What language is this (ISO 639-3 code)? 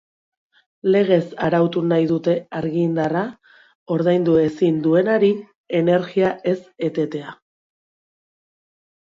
eus